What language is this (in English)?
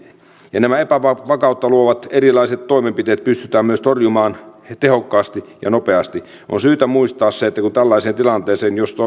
Finnish